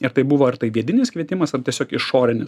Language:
Lithuanian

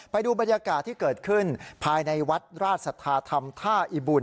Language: Thai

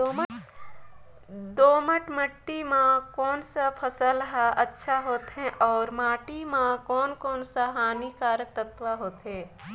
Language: Chhattisgarhi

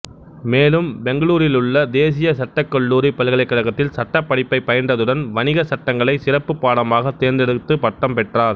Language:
Tamil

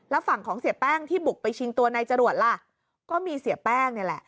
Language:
Thai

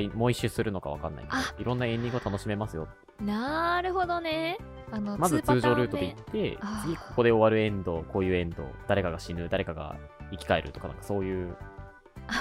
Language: Japanese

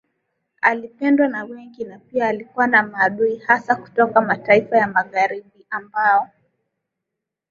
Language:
Swahili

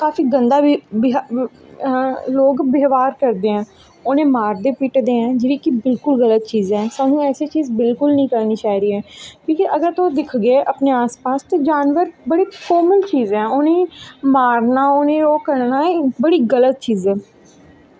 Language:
Dogri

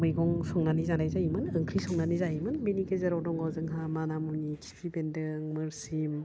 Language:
Bodo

